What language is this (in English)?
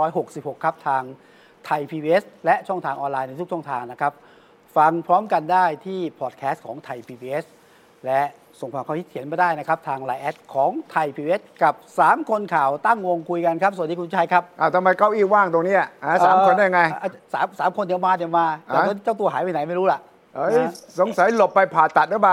Thai